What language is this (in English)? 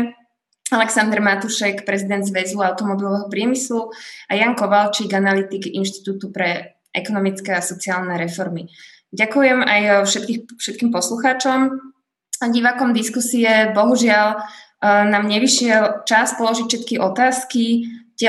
Slovak